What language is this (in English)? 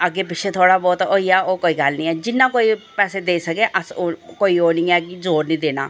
Dogri